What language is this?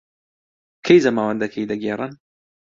Central Kurdish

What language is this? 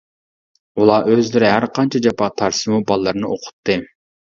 Uyghur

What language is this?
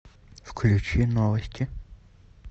Russian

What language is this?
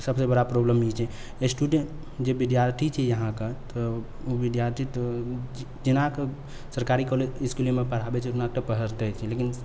Maithili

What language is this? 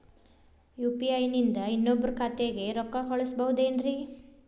Kannada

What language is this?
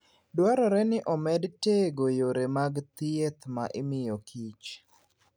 Luo (Kenya and Tanzania)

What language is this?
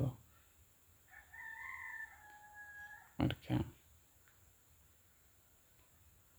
Somali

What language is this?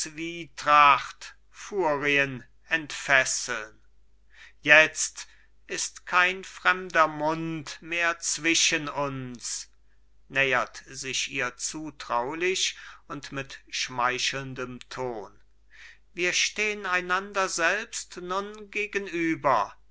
German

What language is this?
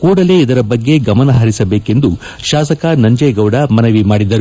Kannada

